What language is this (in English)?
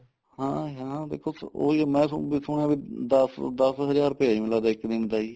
Punjabi